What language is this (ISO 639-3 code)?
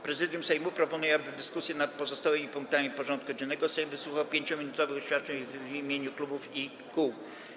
pol